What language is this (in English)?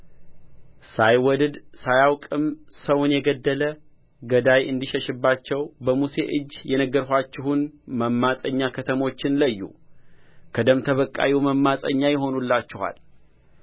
Amharic